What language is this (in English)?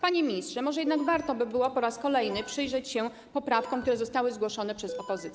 Polish